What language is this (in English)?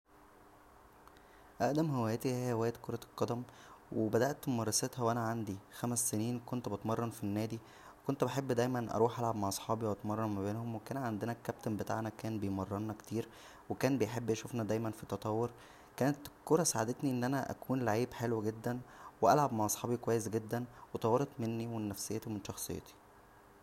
Egyptian Arabic